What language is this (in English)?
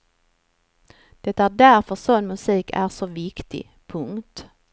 Swedish